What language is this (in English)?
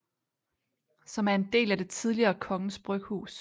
Danish